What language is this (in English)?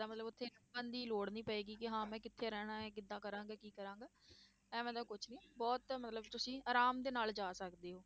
Punjabi